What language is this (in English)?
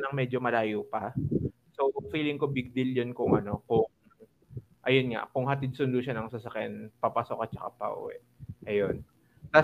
Filipino